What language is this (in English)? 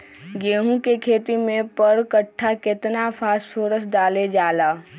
Magahi